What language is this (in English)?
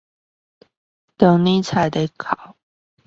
Chinese